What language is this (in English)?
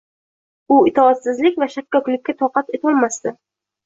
Uzbek